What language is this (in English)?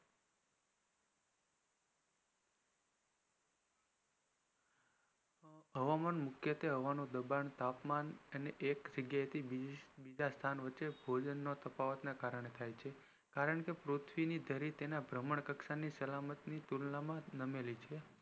Gujarati